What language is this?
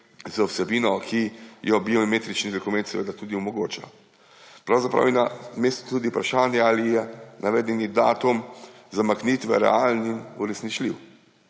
Slovenian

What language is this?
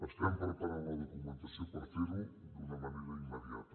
Catalan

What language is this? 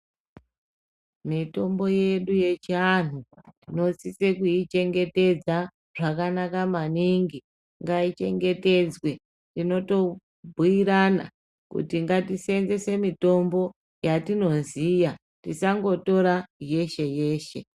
Ndau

